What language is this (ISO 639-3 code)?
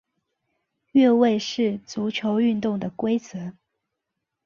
zho